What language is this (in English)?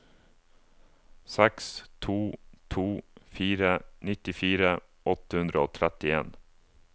Norwegian